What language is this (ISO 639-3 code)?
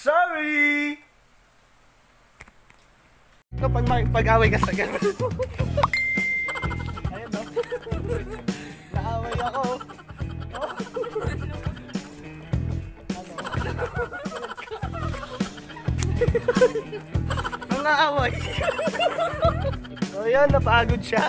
por